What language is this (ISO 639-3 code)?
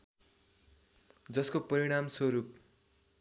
nep